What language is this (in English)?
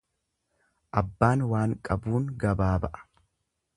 Oromo